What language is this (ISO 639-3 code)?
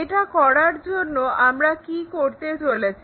ben